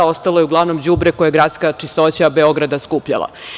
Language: Serbian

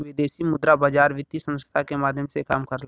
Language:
Bhojpuri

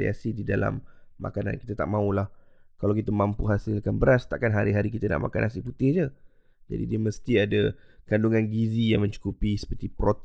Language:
Malay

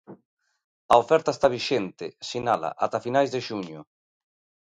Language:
Galician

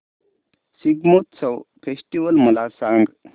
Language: Marathi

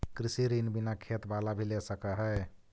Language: Magahi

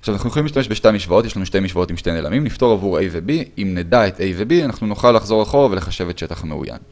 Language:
Hebrew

